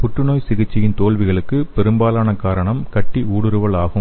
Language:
Tamil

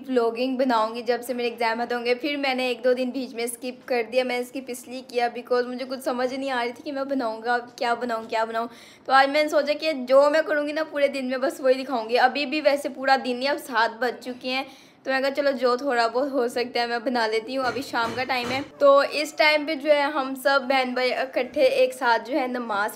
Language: Hindi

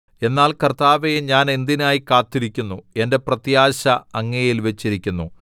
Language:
Malayalam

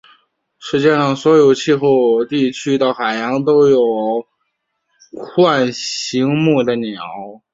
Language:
Chinese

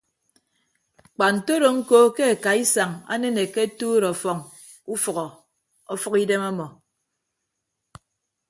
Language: Ibibio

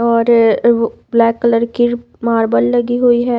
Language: Hindi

